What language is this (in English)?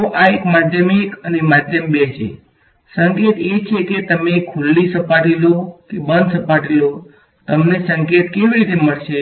Gujarati